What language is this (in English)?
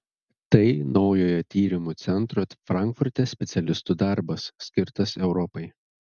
Lithuanian